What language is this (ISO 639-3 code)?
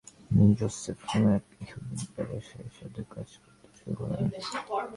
ben